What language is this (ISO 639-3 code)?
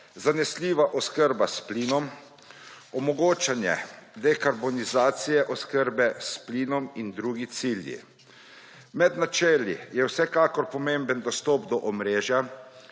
slv